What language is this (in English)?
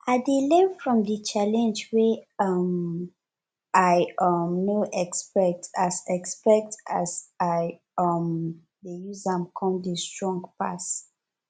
Nigerian Pidgin